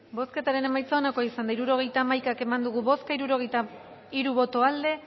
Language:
Basque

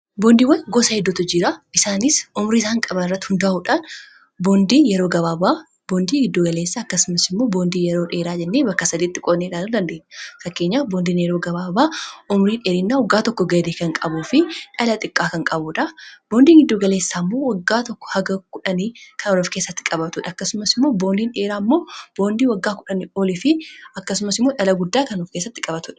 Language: Oromo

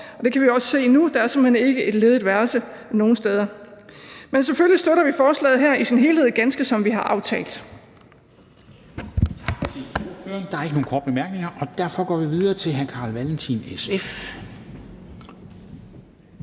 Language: Danish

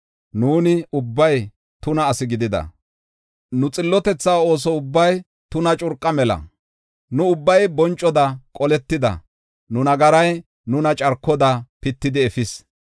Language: Gofa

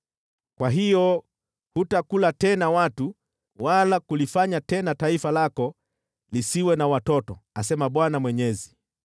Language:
Swahili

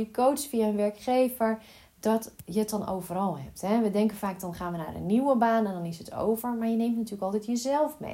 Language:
Dutch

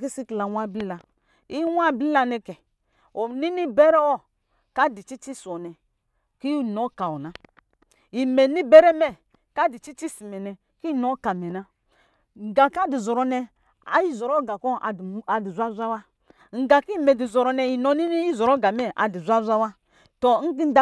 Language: Lijili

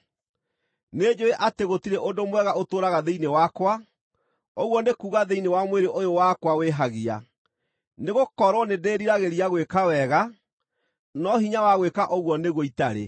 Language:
Kikuyu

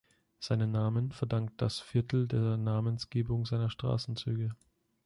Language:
German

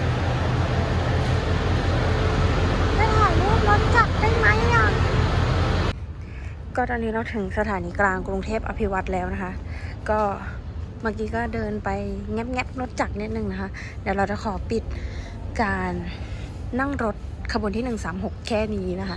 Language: Thai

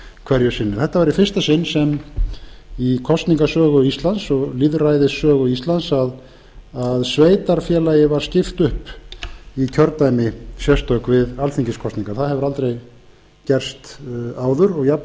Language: Icelandic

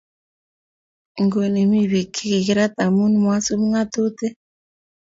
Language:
Kalenjin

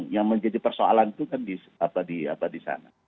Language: Indonesian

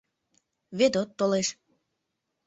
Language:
Mari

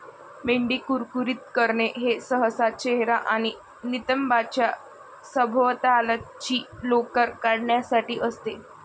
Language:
Marathi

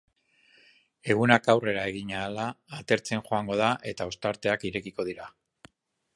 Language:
Basque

